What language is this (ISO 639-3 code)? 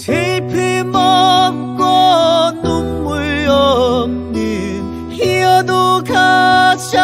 kor